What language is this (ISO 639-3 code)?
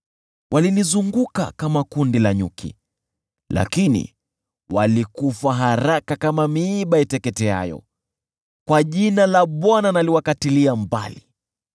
swa